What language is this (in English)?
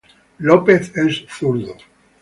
Spanish